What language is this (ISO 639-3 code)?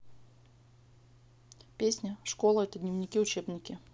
rus